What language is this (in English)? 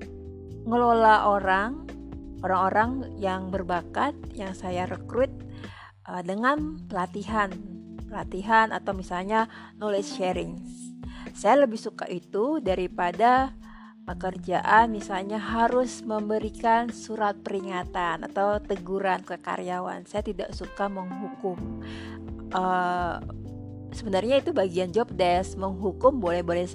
Indonesian